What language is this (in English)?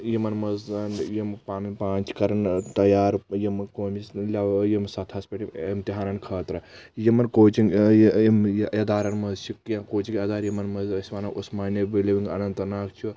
Kashmiri